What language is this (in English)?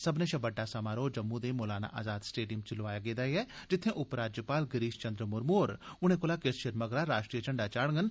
Dogri